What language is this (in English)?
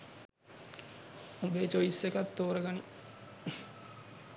Sinhala